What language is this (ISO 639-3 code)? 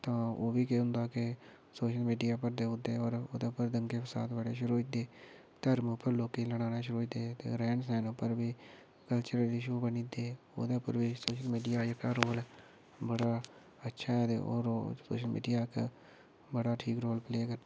doi